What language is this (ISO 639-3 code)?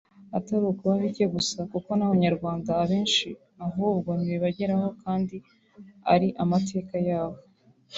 kin